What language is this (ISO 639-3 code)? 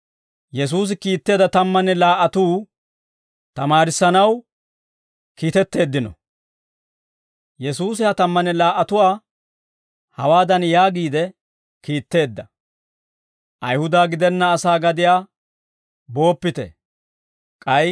dwr